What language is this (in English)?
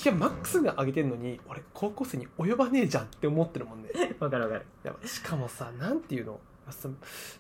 Japanese